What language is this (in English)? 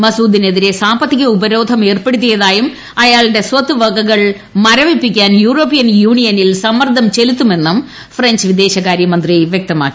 Malayalam